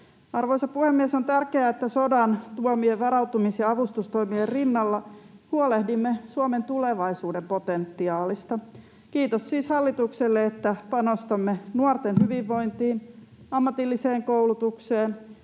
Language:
Finnish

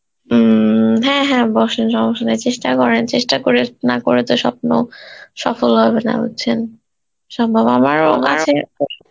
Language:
Bangla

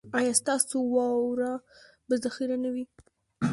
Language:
Pashto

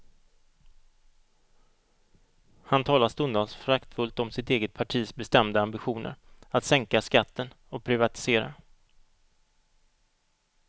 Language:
Swedish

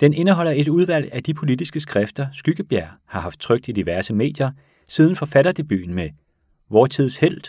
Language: Danish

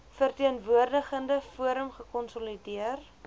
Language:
Afrikaans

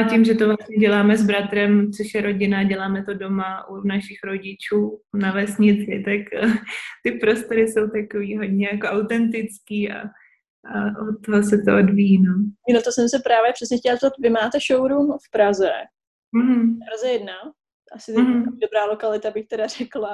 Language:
Czech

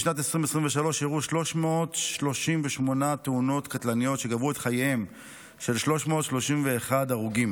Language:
Hebrew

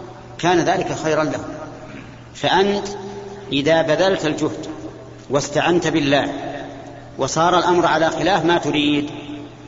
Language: Arabic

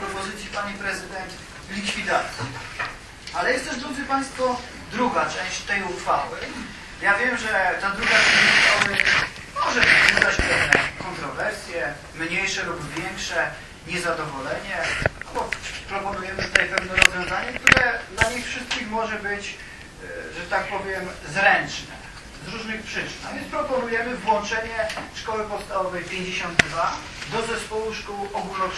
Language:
Polish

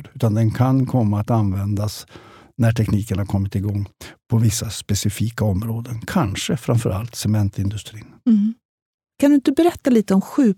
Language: Swedish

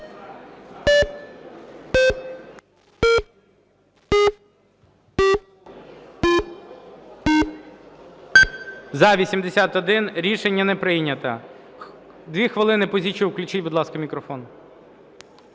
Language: Ukrainian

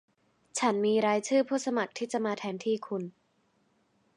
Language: Thai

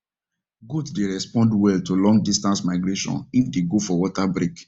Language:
Nigerian Pidgin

